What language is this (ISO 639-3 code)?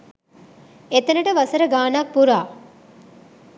sin